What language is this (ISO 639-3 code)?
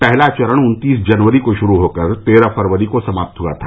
hin